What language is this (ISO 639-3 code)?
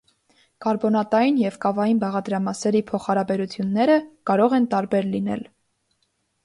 hye